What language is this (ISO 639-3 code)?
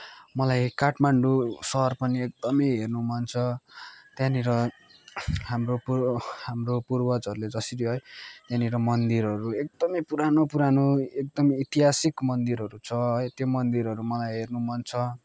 nep